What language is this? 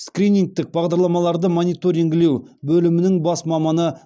Kazakh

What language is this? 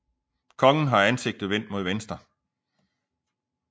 Danish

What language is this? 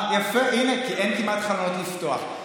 Hebrew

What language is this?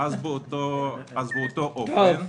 Hebrew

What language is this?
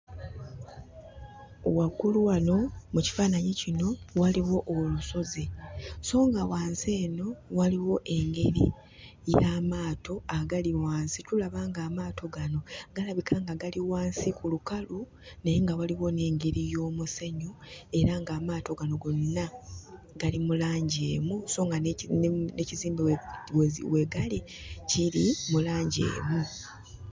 Ganda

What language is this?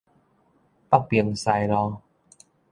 Min Nan Chinese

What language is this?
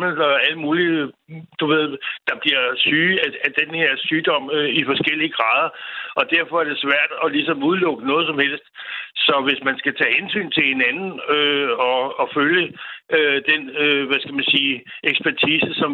Danish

